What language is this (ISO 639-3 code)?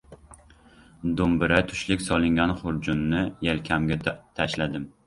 uzb